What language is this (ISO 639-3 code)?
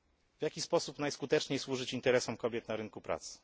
pol